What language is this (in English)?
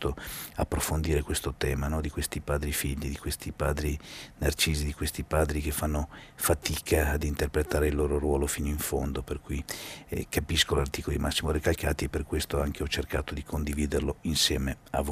Italian